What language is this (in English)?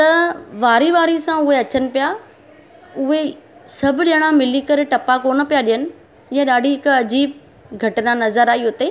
Sindhi